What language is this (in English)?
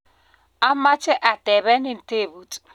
Kalenjin